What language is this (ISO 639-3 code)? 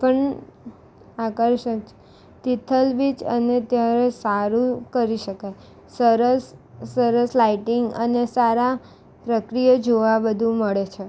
guj